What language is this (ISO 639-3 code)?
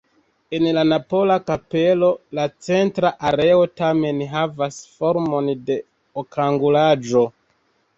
epo